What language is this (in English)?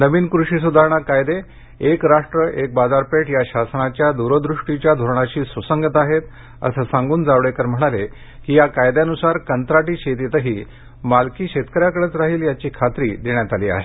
Marathi